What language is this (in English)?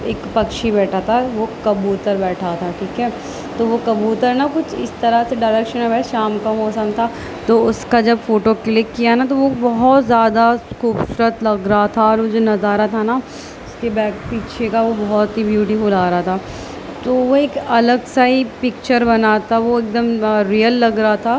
Urdu